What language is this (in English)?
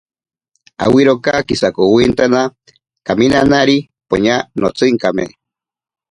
Ashéninka Perené